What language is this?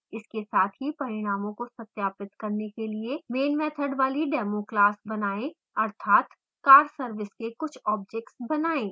Hindi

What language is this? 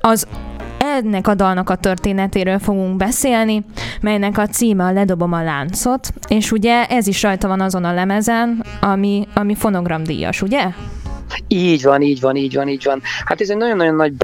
Hungarian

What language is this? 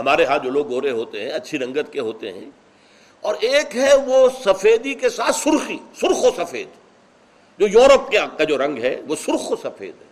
Urdu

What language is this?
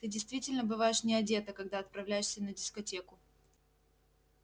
Russian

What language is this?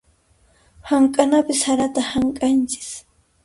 Puno Quechua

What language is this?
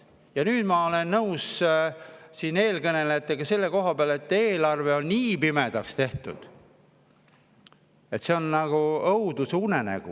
Estonian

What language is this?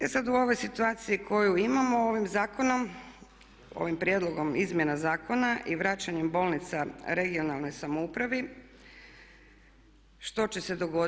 Croatian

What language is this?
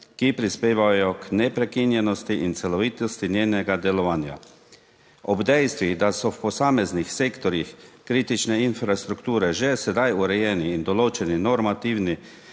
Slovenian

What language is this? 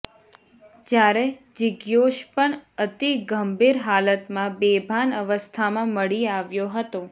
Gujarati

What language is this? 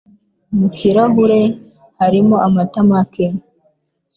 Kinyarwanda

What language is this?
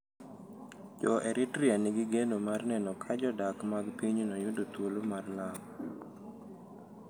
Luo (Kenya and Tanzania)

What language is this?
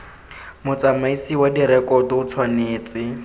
Tswana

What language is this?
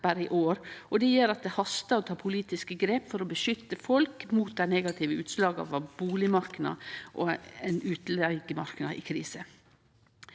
Norwegian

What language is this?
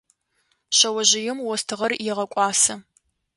Adyghe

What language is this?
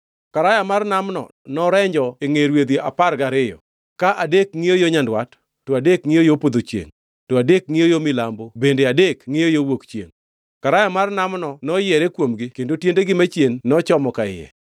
Luo (Kenya and Tanzania)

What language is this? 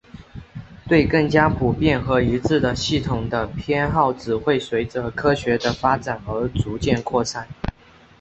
Chinese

